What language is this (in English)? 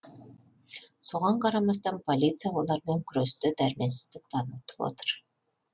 Kazakh